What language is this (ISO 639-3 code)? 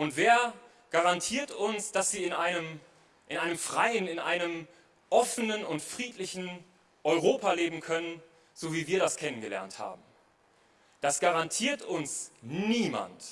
deu